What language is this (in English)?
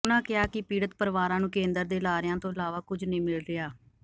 Punjabi